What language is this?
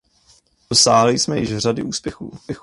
Czech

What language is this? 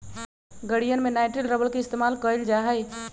Magahi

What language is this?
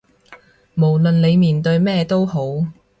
Cantonese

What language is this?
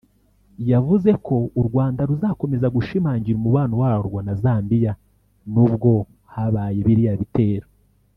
Kinyarwanda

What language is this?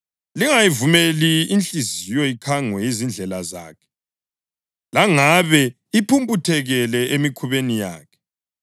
North Ndebele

